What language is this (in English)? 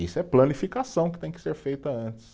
Portuguese